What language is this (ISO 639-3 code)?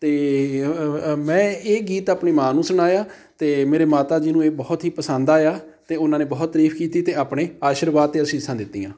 pan